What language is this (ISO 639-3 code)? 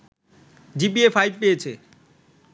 ben